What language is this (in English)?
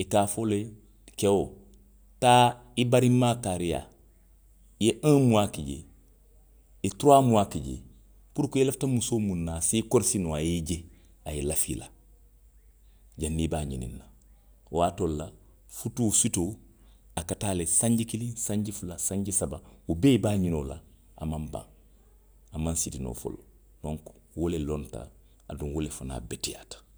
Western Maninkakan